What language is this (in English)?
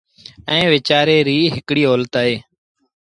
Sindhi Bhil